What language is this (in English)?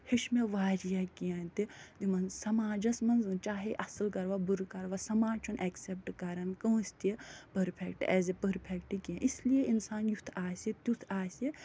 Kashmiri